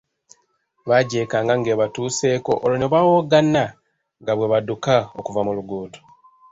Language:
Ganda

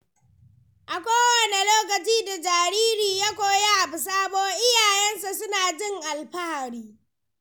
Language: Hausa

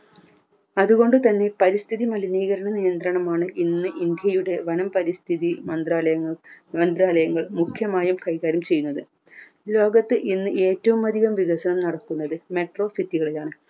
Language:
Malayalam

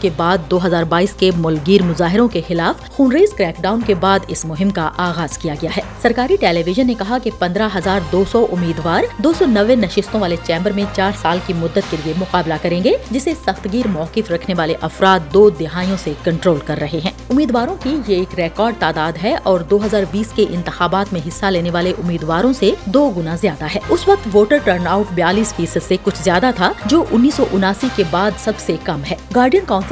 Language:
Urdu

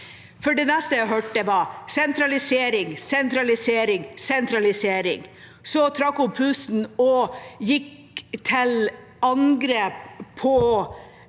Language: Norwegian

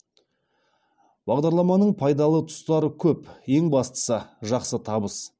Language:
Kazakh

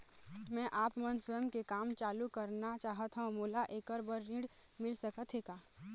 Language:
Chhattisgarhi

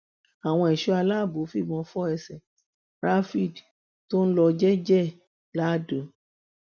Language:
Yoruba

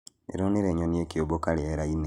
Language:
Kikuyu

